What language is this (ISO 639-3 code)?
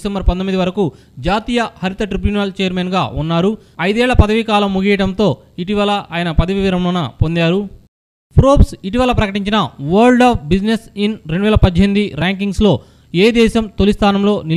tel